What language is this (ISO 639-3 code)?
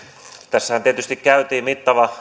fin